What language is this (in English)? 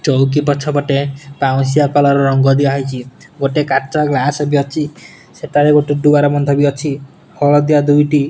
Odia